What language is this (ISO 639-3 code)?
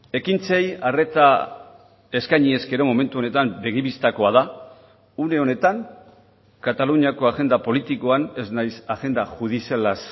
eus